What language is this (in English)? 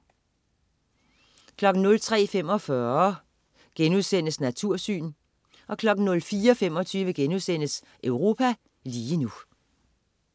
Danish